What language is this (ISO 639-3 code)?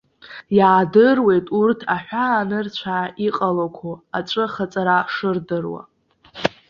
abk